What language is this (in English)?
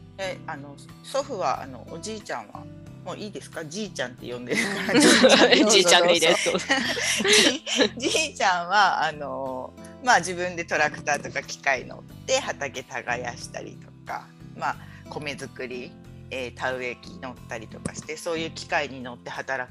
Japanese